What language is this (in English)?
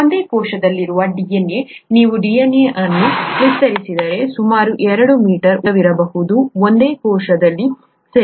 Kannada